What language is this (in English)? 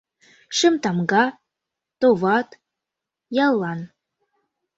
Mari